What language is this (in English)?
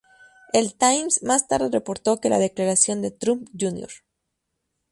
Spanish